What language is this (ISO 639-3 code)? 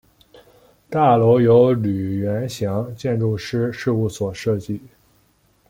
zho